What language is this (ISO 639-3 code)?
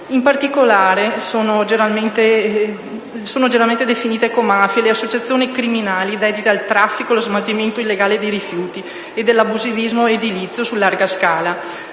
ita